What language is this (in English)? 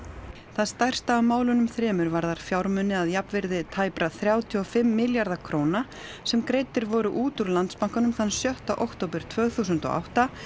Icelandic